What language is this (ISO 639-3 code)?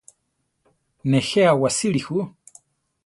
tar